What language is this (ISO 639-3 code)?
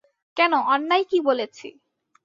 ben